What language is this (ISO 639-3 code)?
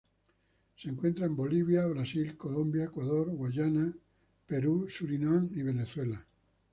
spa